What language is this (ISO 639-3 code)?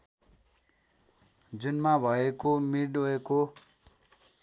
nep